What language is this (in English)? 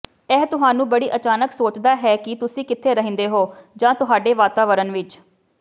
Punjabi